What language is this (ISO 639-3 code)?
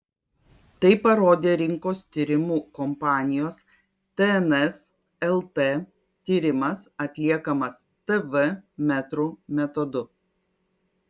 lit